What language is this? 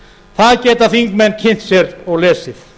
Icelandic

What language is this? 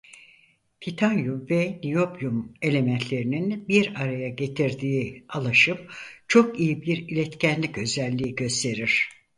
Turkish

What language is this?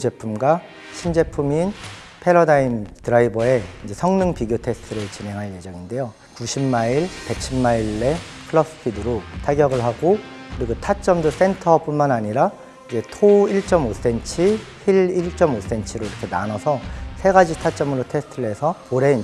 Korean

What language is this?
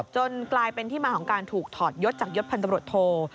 Thai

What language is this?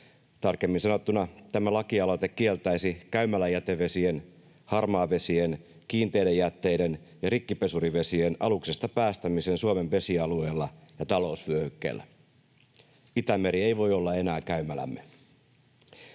Finnish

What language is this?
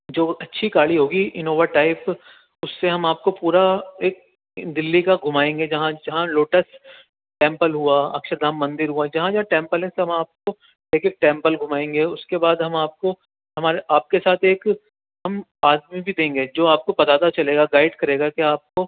Urdu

